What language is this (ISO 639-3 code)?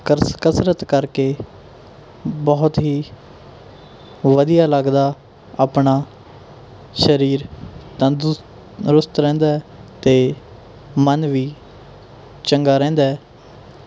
pan